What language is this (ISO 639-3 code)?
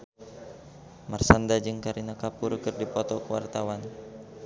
sun